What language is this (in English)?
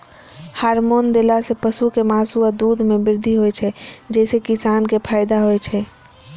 Maithili